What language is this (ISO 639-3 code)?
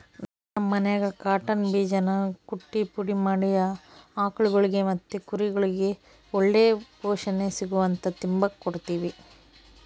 kan